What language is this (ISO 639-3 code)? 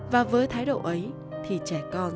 vie